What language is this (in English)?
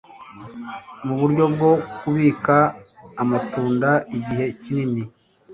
Kinyarwanda